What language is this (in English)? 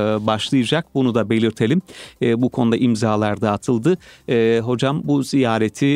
Turkish